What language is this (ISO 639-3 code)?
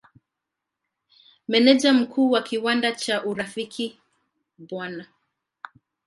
swa